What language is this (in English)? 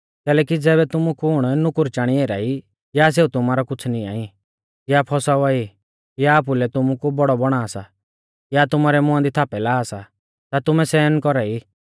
Mahasu Pahari